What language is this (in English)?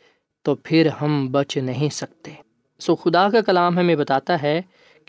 Urdu